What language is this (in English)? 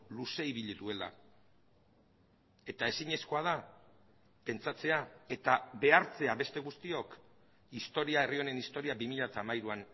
Basque